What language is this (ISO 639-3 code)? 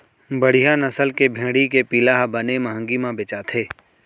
hne